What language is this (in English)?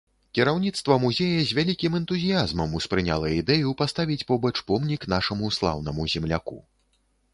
Belarusian